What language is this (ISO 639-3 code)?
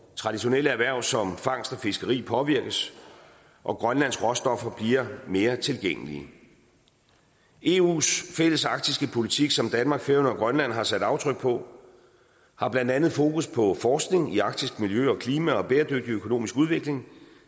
dan